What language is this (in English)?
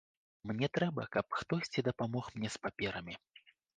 Belarusian